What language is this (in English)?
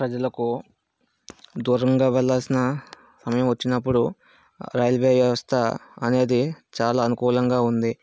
Telugu